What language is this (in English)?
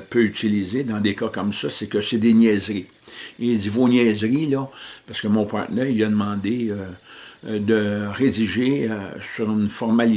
French